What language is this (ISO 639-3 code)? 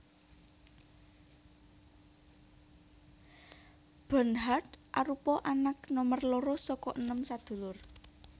jav